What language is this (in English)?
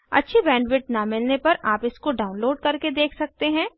Hindi